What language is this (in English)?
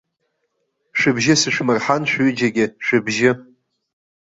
Abkhazian